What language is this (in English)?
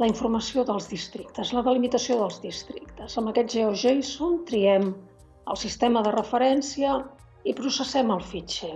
Catalan